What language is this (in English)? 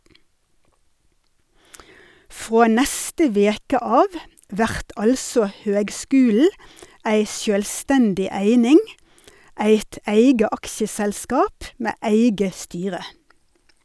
Norwegian